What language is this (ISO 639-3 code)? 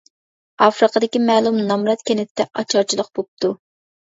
uig